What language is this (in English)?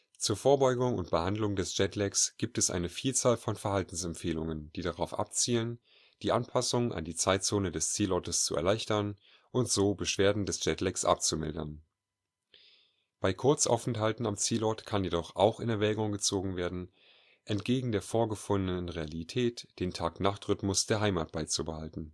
German